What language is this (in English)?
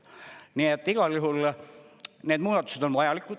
Estonian